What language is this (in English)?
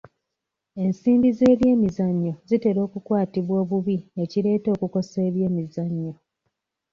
Ganda